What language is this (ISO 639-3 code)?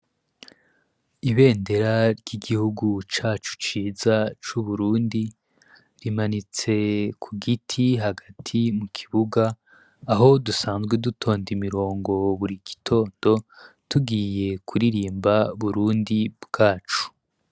run